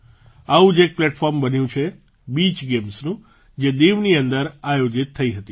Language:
Gujarati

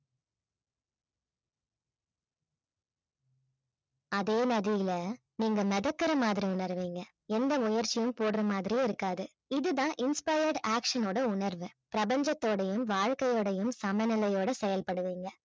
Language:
Tamil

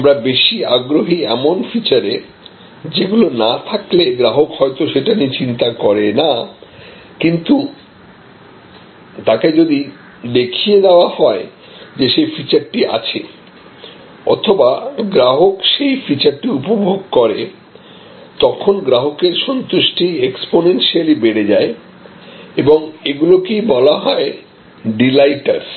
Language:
Bangla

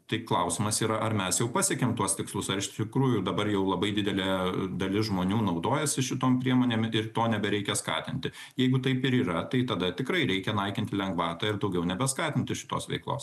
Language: Lithuanian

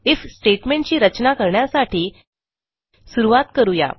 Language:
Marathi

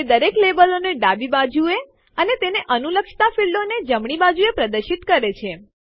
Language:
Gujarati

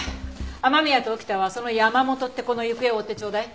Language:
Japanese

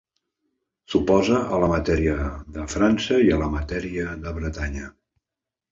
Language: Catalan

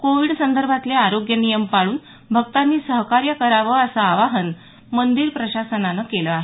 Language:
Marathi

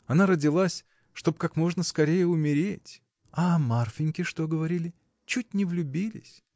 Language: Russian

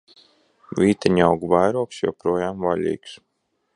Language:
Latvian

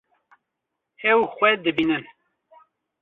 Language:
Kurdish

